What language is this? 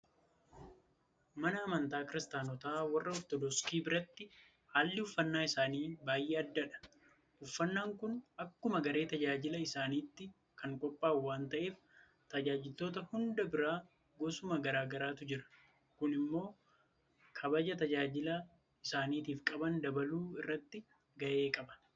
Oromo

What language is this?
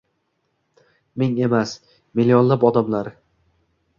Uzbek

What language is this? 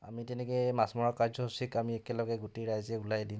Assamese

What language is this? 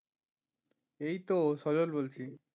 Bangla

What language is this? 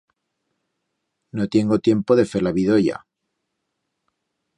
Aragonese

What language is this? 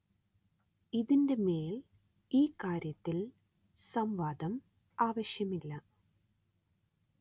Malayalam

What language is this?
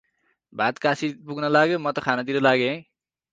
Nepali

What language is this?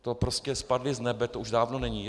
Czech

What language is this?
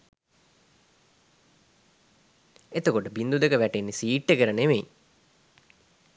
Sinhala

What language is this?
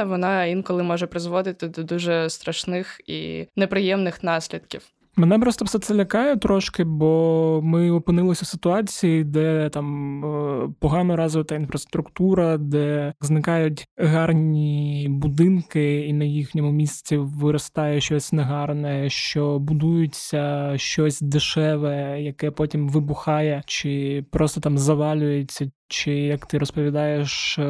Ukrainian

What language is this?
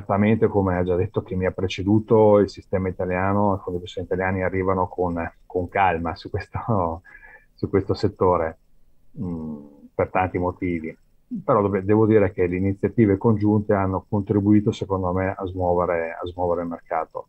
Italian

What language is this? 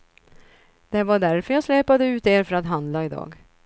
Swedish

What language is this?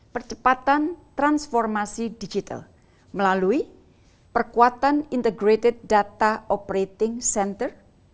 Indonesian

